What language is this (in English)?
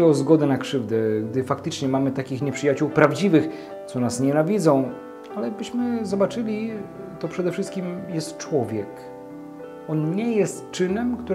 Polish